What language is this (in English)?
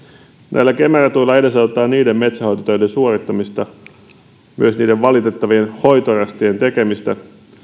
Finnish